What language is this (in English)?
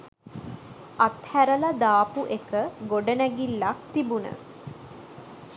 Sinhala